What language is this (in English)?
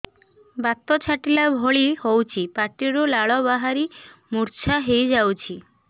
Odia